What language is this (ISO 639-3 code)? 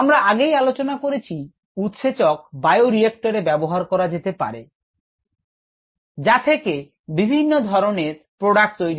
ben